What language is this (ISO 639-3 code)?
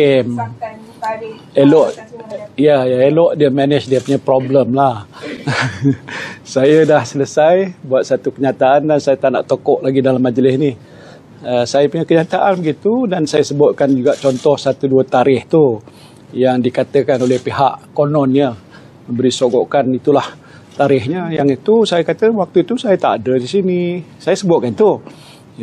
msa